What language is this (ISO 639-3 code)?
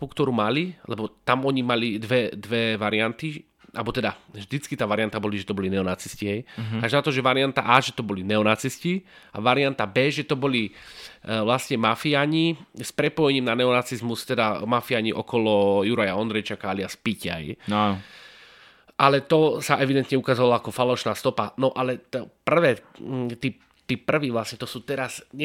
slk